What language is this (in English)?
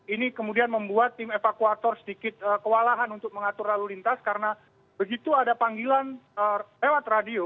Indonesian